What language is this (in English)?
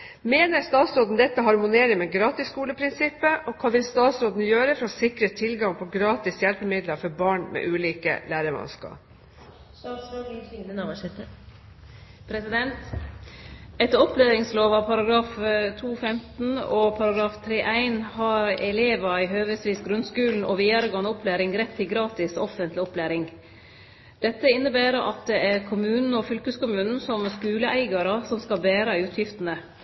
Norwegian